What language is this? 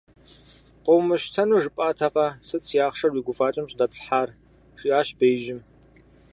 Kabardian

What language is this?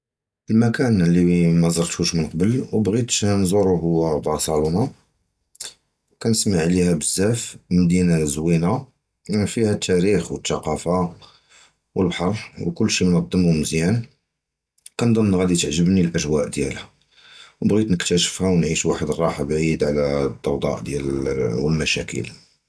Judeo-Arabic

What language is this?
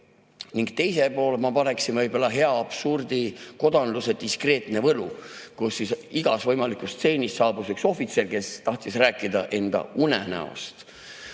Estonian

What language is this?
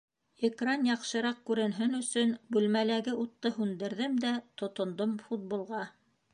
Bashkir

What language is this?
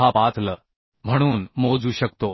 Marathi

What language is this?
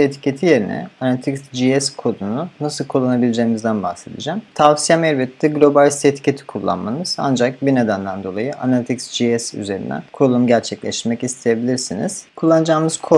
Turkish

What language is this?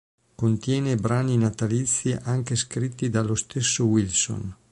Italian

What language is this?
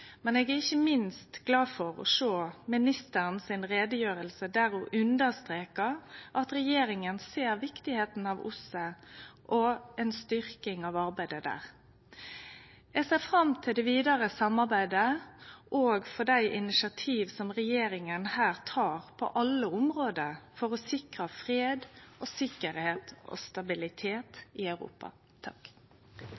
Norwegian Nynorsk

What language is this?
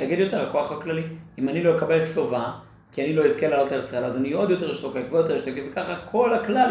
Hebrew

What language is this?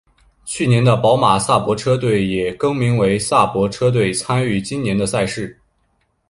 Chinese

